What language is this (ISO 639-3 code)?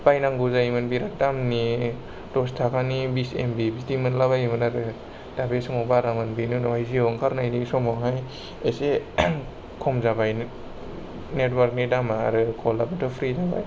brx